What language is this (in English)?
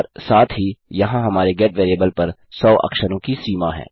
Hindi